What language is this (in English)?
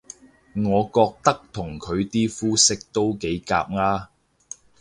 Cantonese